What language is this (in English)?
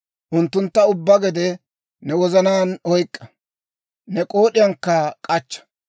Dawro